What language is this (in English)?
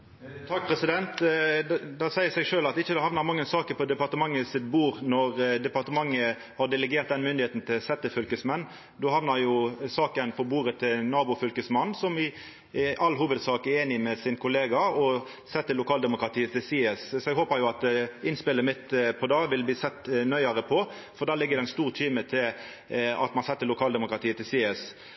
Norwegian